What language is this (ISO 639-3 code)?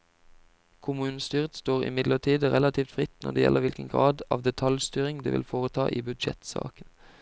nor